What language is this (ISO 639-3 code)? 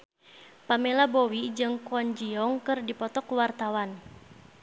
sun